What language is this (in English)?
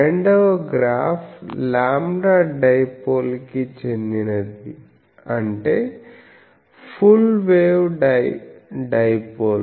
Telugu